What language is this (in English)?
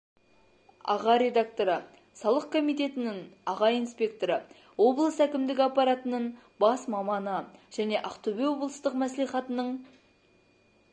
Kazakh